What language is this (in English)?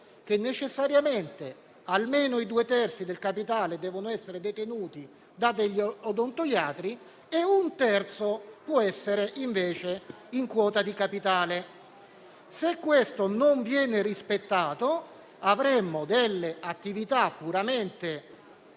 Italian